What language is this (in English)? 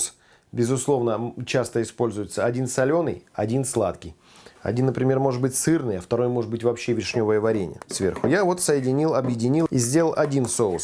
Russian